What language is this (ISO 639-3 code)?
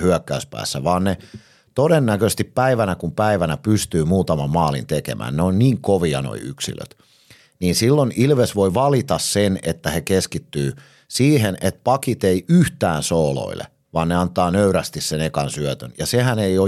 fin